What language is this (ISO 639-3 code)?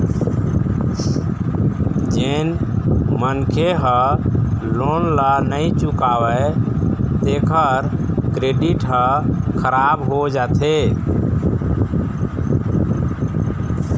hne